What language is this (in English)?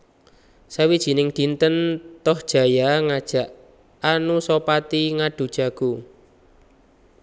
Javanese